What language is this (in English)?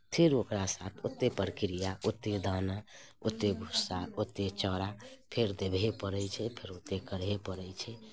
Maithili